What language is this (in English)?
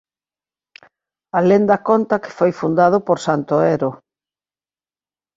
Galician